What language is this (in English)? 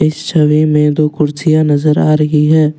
Hindi